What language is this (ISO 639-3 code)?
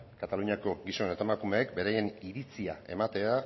eus